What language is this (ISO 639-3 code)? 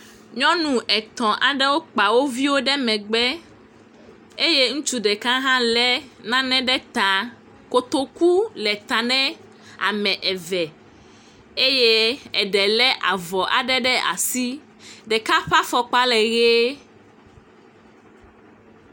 ewe